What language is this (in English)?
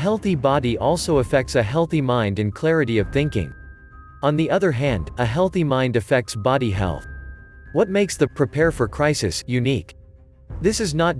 English